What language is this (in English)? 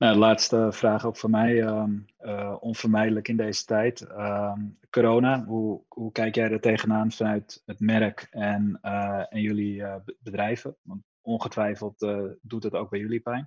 Dutch